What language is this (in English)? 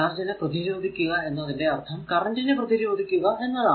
Malayalam